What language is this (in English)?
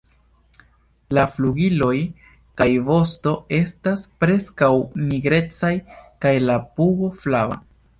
Esperanto